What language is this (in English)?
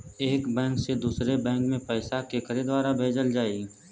Bhojpuri